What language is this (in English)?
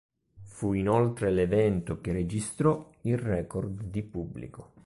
Italian